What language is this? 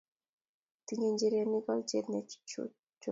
Kalenjin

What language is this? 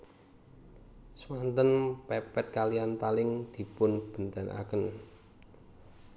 Javanese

